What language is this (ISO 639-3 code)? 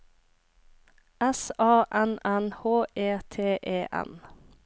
nor